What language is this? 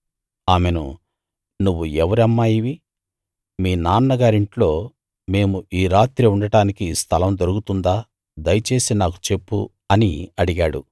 Telugu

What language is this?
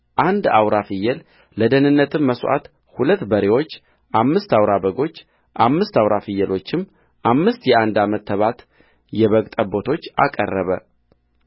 Amharic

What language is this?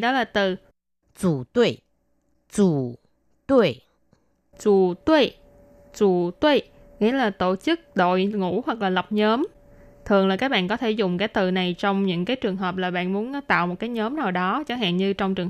Vietnamese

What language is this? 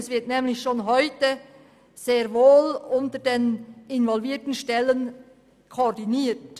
Swiss German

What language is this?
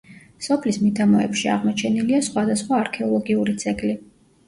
Georgian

